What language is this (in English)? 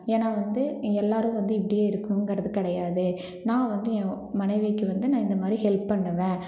Tamil